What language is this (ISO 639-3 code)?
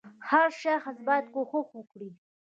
pus